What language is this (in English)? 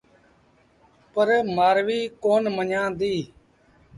Sindhi Bhil